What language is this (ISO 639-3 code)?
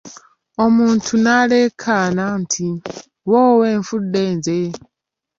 lug